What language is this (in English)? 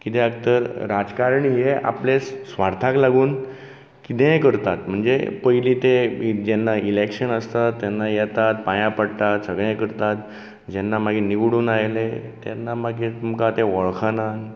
Konkani